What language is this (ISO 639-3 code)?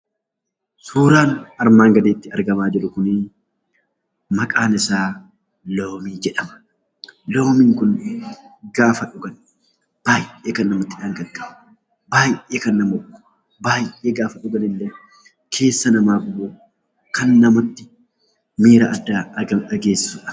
orm